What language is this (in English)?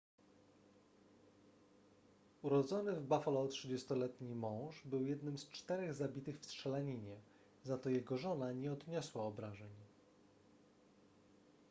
Polish